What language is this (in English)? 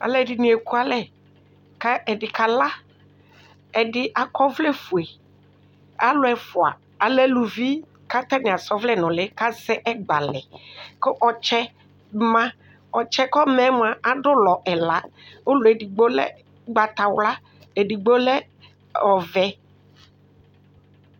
Ikposo